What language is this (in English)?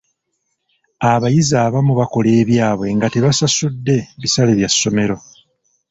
Ganda